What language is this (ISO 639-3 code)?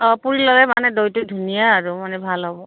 asm